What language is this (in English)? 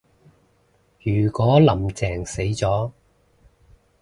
Cantonese